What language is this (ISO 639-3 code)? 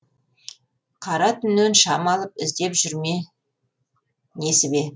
kaz